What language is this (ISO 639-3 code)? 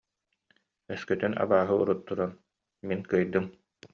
sah